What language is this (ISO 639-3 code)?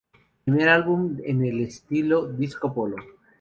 spa